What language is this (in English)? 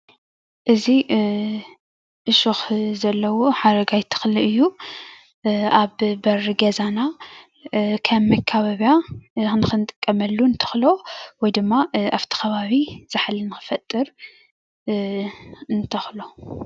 Tigrinya